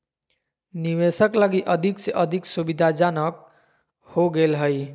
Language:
Magahi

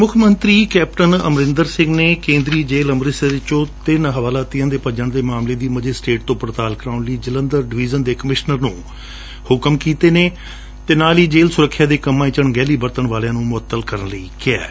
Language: Punjabi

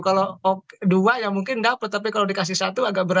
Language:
Indonesian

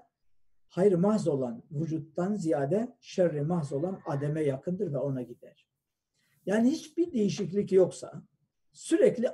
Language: Turkish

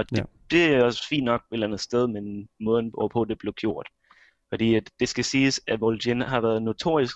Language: Danish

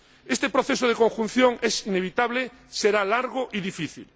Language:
Spanish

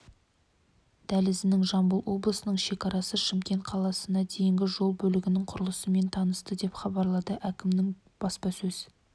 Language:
Kazakh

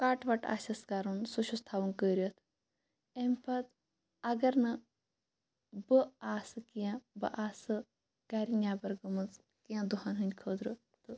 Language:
Kashmiri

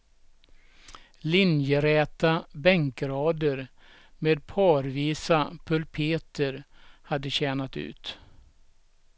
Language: Swedish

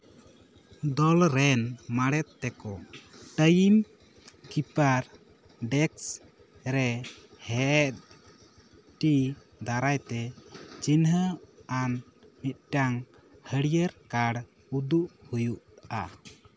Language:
Santali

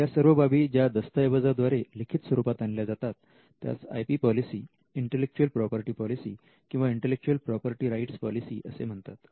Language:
Marathi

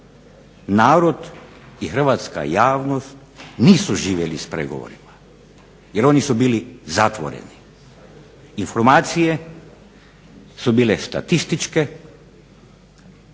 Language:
Croatian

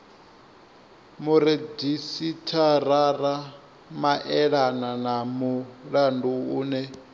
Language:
Venda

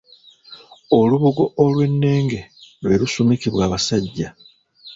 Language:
Ganda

